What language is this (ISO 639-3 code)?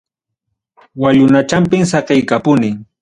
quy